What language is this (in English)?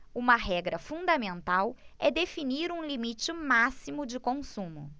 Portuguese